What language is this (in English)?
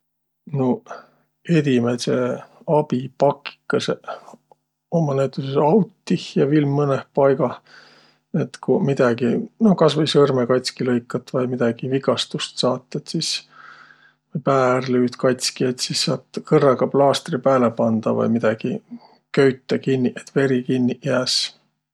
Võro